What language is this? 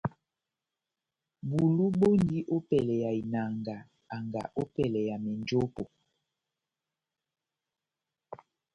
Batanga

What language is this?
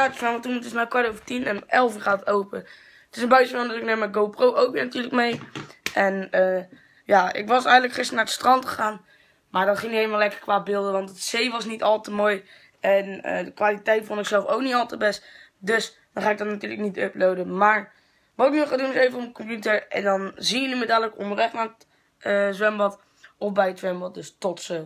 Dutch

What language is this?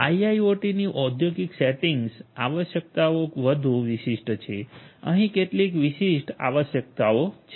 Gujarati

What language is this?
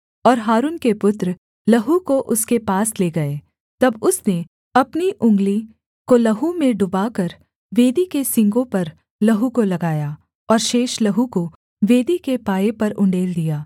Hindi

